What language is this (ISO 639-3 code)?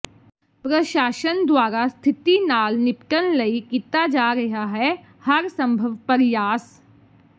pan